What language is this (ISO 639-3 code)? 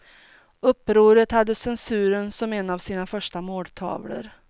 swe